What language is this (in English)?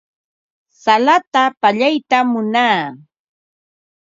Ambo-Pasco Quechua